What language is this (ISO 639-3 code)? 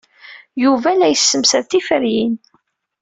kab